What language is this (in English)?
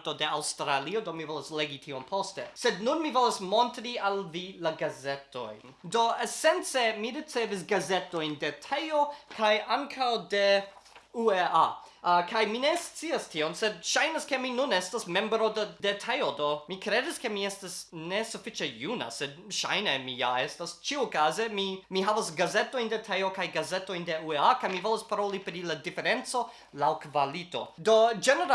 Esperanto